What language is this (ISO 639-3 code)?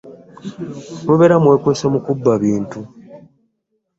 lug